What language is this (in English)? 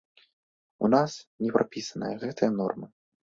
Belarusian